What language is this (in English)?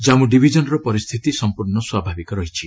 Odia